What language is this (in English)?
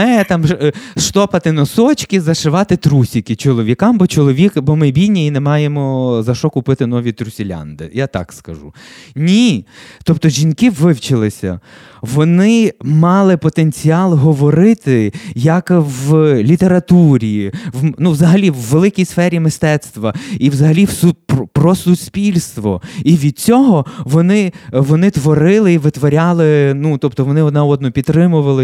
Ukrainian